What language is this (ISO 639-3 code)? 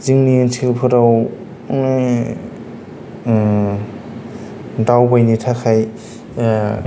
brx